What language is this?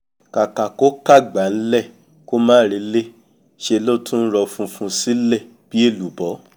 Yoruba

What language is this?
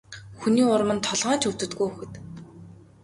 Mongolian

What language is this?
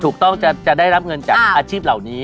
Thai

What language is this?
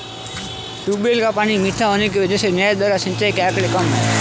Hindi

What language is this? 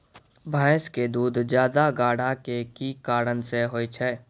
Maithili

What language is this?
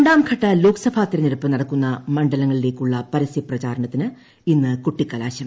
Malayalam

